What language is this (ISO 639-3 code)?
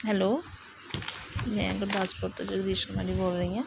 pan